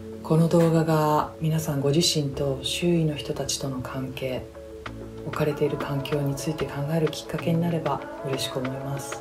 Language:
Japanese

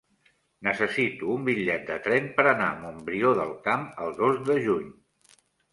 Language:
Catalan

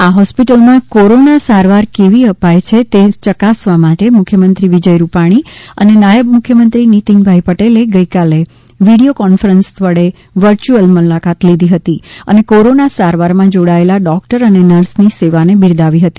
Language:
Gujarati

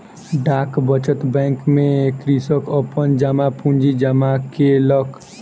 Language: Maithili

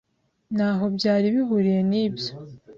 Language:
Kinyarwanda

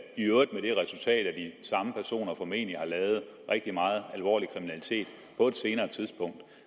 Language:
Danish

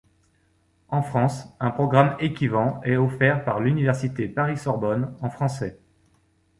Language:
French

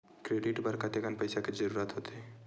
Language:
Chhattisgarhi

